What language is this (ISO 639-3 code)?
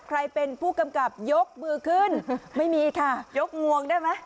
tha